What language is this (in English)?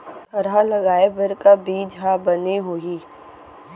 Chhattisgarhi